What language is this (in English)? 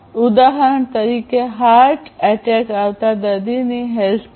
Gujarati